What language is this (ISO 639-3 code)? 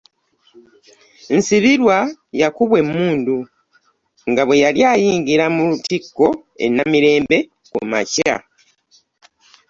lug